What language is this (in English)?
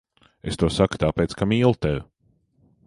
Latvian